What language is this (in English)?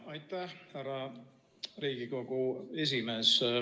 Estonian